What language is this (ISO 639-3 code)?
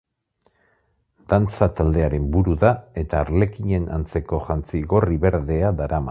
eus